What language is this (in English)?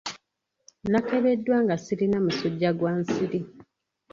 Ganda